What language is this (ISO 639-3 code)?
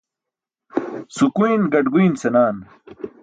bsk